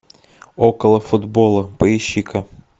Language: Russian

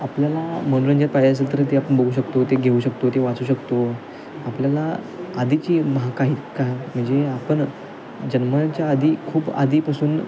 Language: Marathi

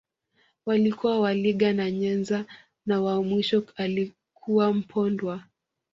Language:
Swahili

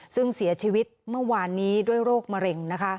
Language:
Thai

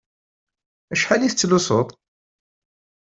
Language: Kabyle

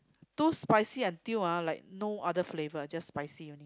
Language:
English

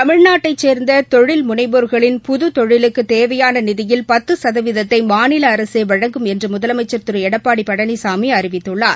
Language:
Tamil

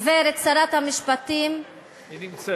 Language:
Hebrew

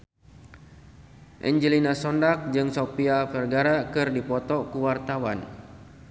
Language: Sundanese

